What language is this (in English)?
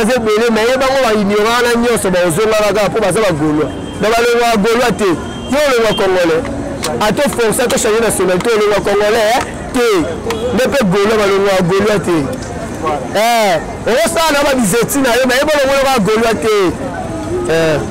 French